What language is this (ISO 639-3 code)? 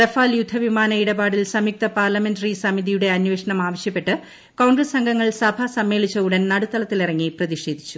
mal